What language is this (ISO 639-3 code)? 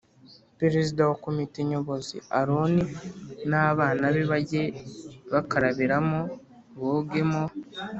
kin